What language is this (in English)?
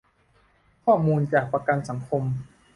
Thai